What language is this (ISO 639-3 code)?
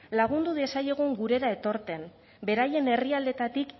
eus